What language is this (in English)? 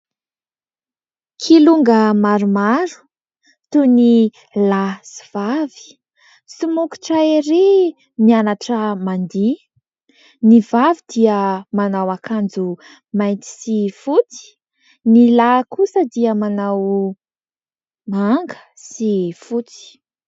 Malagasy